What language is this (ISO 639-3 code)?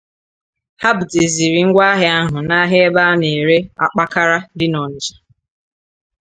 ibo